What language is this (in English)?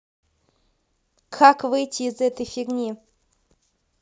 Russian